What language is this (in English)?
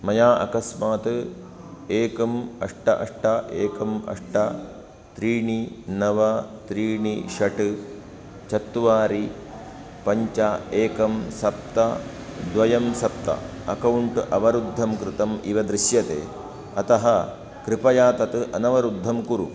Sanskrit